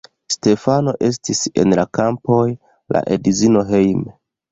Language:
Esperanto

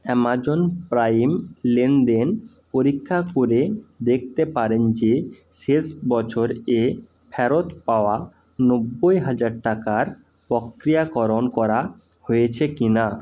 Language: Bangla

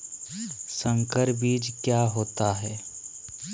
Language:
Magahi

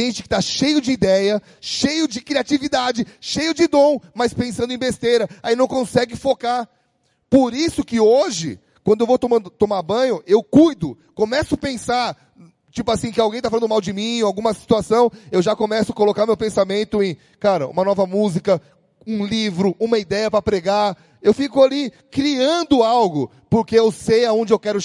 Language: Portuguese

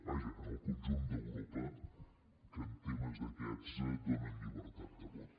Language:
Catalan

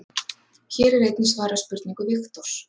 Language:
Icelandic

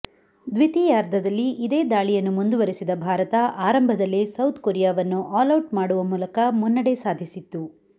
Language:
Kannada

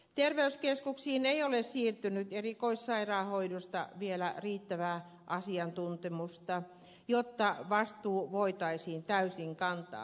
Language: Finnish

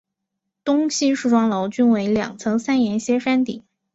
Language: Chinese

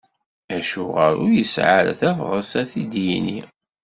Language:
Kabyle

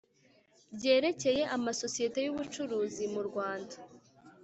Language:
Kinyarwanda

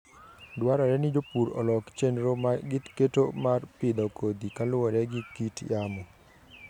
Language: Luo (Kenya and Tanzania)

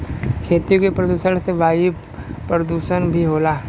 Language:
Bhojpuri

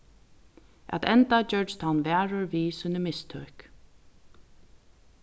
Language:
Faroese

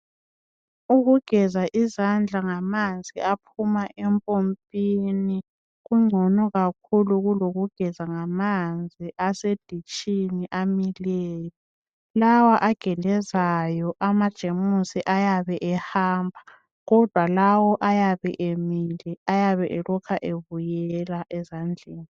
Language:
North Ndebele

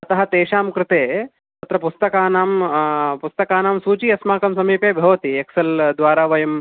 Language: Sanskrit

